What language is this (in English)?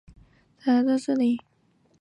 Chinese